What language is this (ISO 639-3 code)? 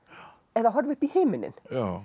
isl